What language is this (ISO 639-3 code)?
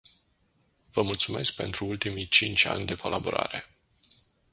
ron